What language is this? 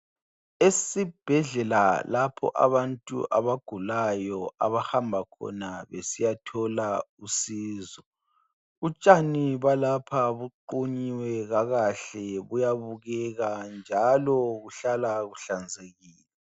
North Ndebele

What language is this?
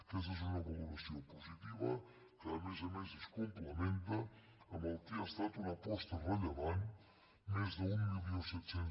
Catalan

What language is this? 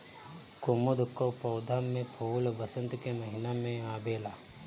Bhojpuri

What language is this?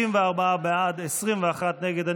Hebrew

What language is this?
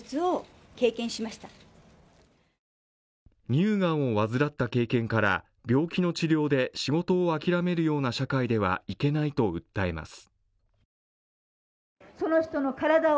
Japanese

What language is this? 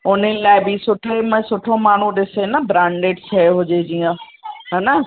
Sindhi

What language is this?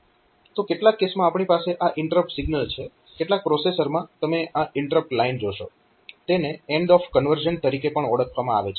Gujarati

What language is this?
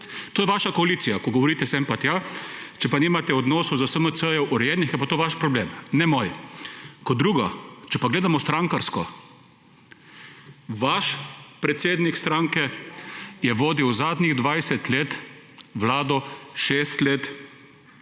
Slovenian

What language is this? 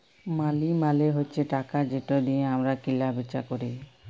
Bangla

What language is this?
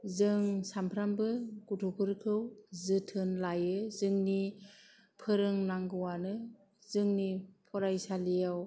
Bodo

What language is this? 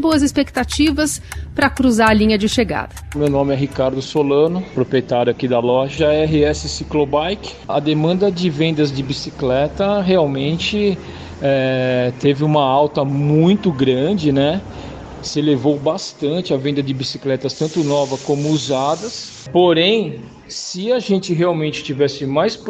Portuguese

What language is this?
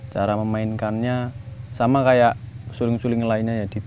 Indonesian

